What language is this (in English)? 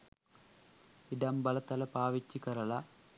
Sinhala